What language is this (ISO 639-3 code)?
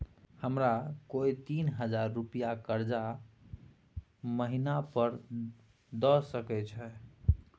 mai